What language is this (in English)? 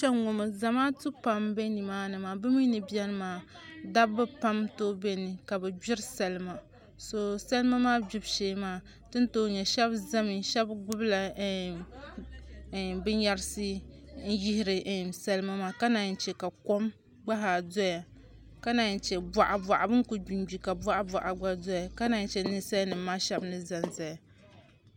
Dagbani